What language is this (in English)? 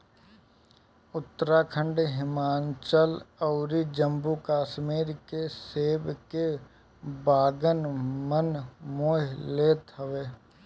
Bhojpuri